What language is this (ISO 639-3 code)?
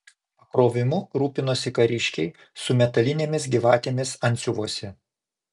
lit